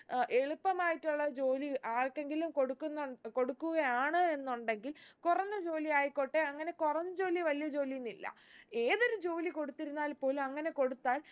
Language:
Malayalam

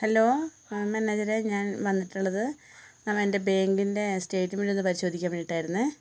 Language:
Malayalam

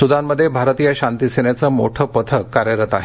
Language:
Marathi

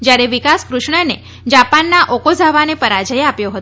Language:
Gujarati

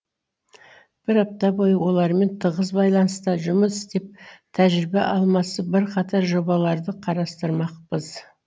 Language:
Kazakh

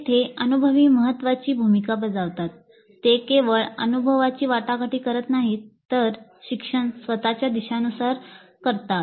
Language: Marathi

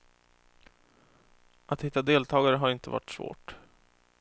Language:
Swedish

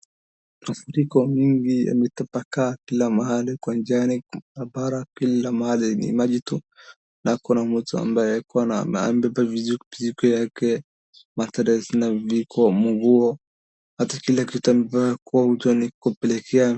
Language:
Swahili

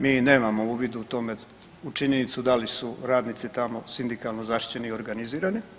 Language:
Croatian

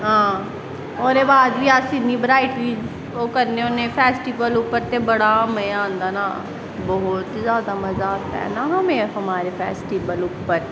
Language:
Dogri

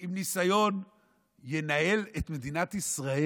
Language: Hebrew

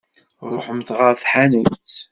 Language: Kabyle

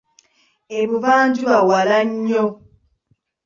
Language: Ganda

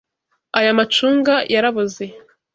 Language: Kinyarwanda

